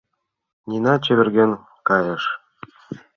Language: Mari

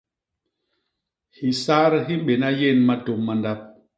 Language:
Basaa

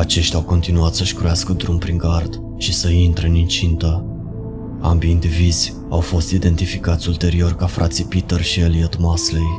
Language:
Romanian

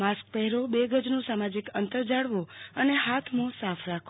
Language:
Gujarati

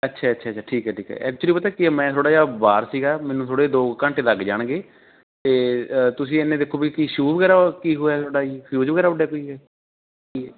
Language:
Punjabi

